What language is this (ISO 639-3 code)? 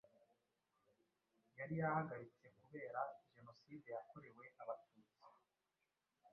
kin